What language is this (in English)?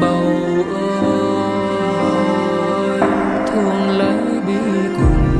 Vietnamese